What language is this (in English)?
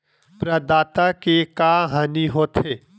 Chhattisgarhi